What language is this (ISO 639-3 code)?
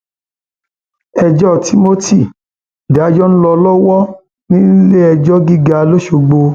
yor